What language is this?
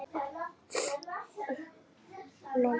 Icelandic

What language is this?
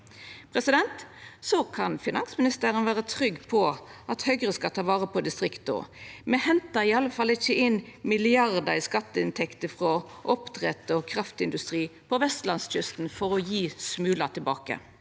Norwegian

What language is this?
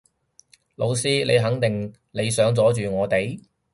Cantonese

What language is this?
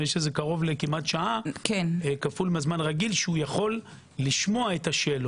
Hebrew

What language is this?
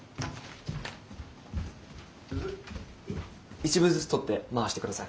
Japanese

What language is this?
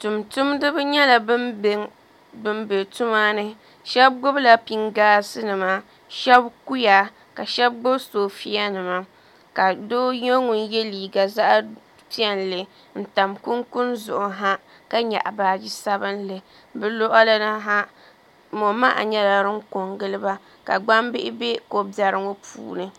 Dagbani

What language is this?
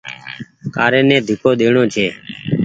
Goaria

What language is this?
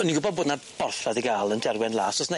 Welsh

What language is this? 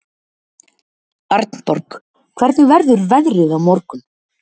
Icelandic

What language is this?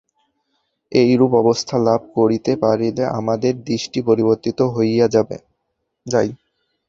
Bangla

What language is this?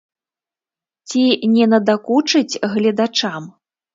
Belarusian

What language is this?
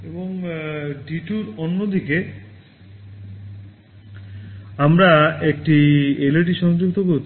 Bangla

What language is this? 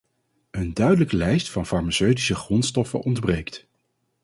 Dutch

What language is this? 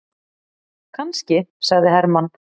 Icelandic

